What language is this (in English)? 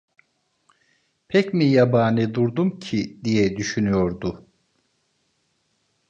Turkish